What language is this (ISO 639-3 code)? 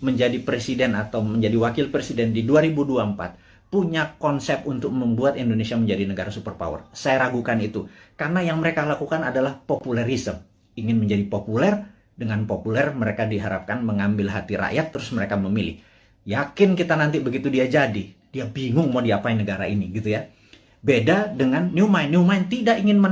ind